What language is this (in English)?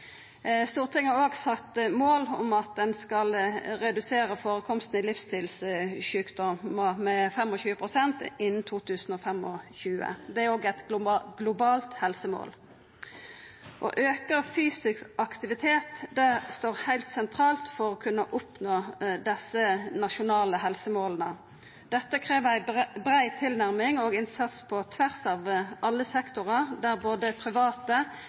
Norwegian Nynorsk